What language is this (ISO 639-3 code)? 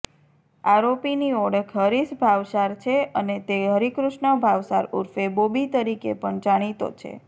guj